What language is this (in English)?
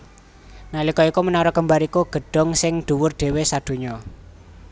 Javanese